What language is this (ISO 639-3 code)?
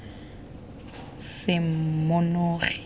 tsn